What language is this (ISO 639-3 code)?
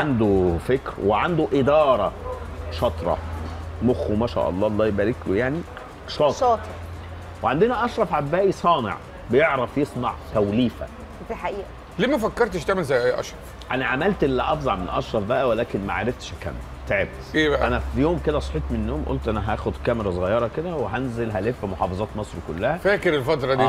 ara